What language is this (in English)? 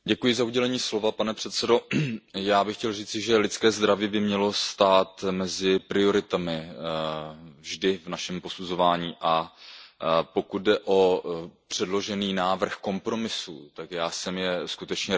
Czech